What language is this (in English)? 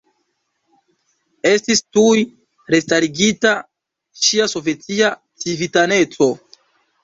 Esperanto